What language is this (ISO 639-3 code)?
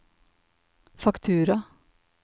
nor